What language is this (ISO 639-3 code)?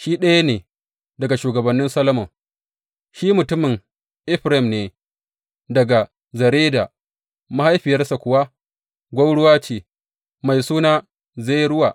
hau